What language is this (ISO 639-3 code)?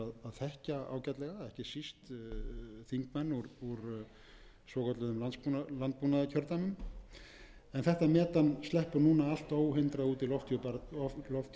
isl